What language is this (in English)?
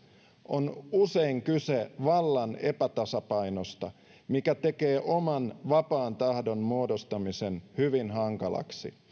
Finnish